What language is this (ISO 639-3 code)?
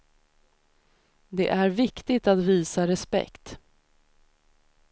swe